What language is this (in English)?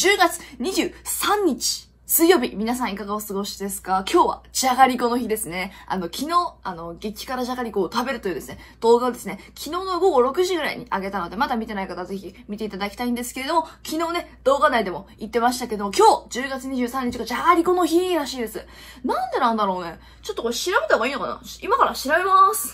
Japanese